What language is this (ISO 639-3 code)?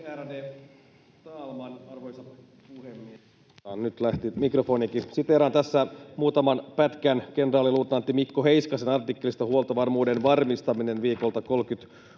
fin